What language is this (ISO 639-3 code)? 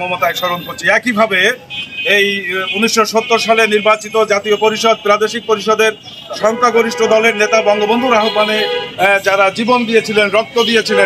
ara